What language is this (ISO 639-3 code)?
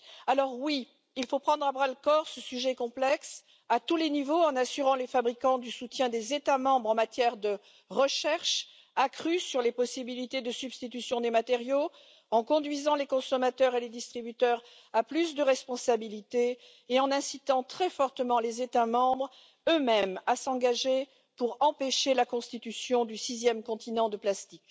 fra